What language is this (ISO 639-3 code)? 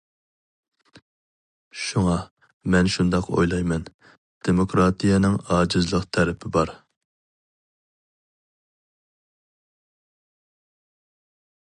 uig